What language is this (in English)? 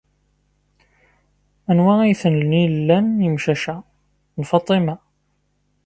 Kabyle